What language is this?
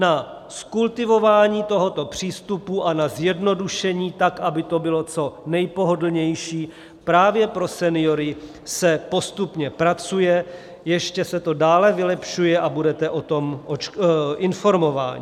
Czech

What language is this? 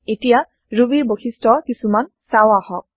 Assamese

